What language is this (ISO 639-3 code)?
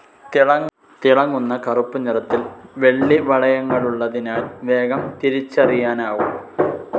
mal